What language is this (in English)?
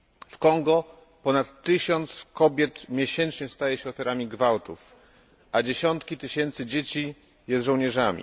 Polish